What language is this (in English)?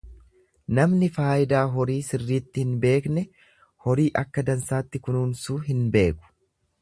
Oromo